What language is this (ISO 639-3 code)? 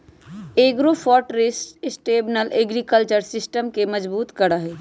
mag